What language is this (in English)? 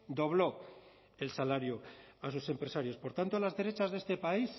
Spanish